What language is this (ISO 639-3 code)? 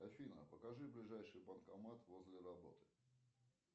rus